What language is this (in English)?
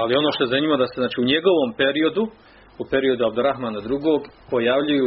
Croatian